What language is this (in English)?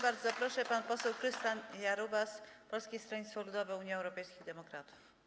Polish